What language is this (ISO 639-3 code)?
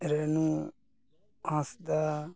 sat